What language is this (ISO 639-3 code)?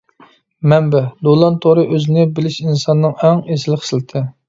uig